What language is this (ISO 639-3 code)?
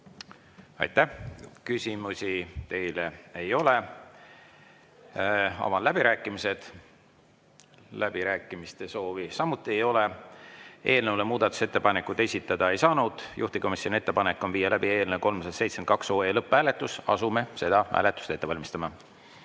est